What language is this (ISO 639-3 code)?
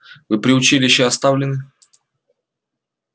rus